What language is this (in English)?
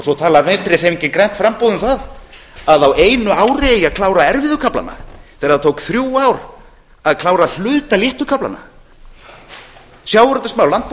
Icelandic